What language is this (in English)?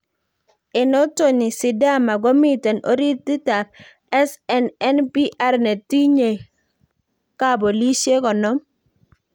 Kalenjin